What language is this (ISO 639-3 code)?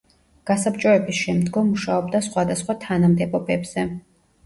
kat